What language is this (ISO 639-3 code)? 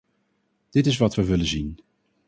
nld